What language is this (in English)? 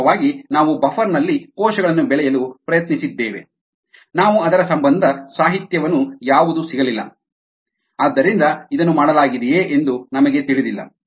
Kannada